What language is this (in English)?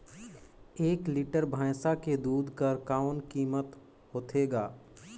Chhattisgarhi